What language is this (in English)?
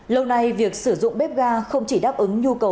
Vietnamese